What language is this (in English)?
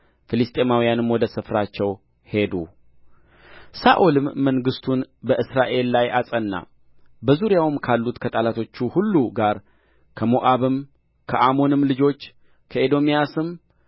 Amharic